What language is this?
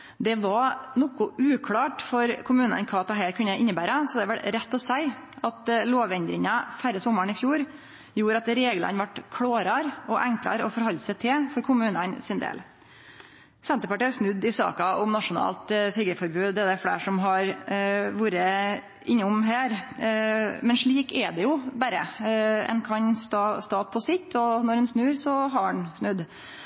Norwegian Nynorsk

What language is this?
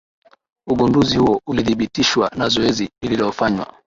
Swahili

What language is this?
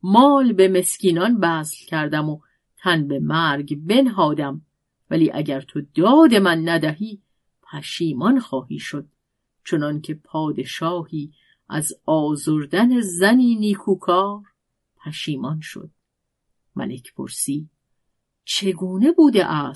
Persian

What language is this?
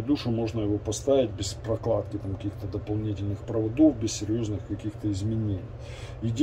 Russian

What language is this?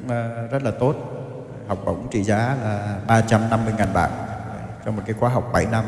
Vietnamese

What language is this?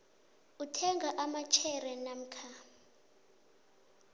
South Ndebele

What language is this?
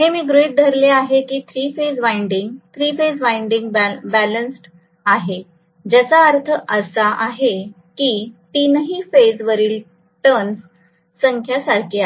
Marathi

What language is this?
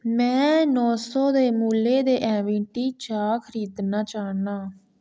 Dogri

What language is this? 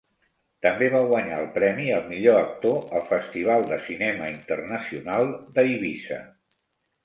Catalan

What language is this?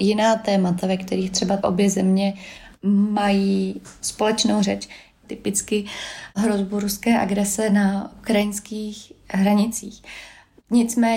Czech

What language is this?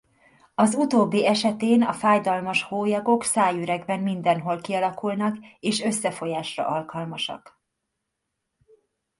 Hungarian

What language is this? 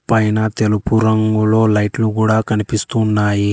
Telugu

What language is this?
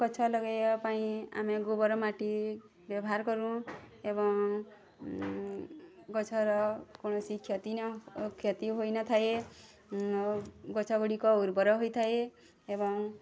Odia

